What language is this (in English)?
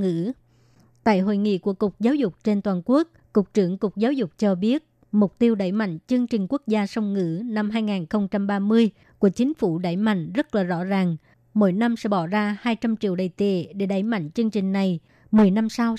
Vietnamese